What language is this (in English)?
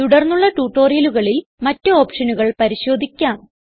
Malayalam